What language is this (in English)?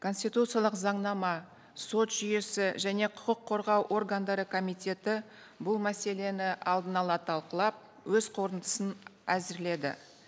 Kazakh